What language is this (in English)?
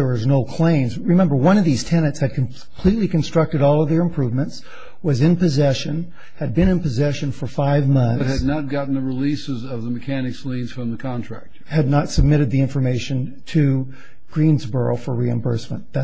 English